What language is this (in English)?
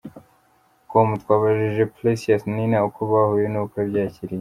Kinyarwanda